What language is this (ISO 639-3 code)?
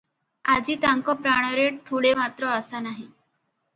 ori